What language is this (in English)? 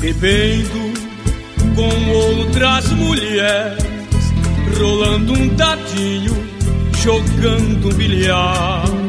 Portuguese